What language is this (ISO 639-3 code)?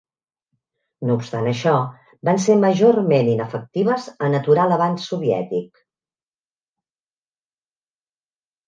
cat